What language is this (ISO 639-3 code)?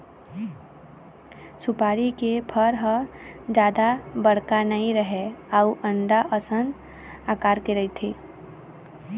hne